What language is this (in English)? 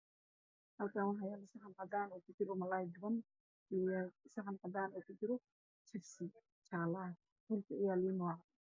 Somali